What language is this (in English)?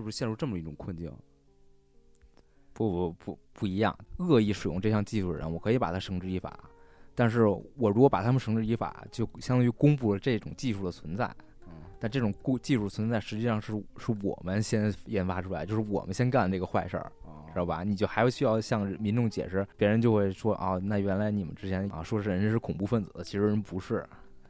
Chinese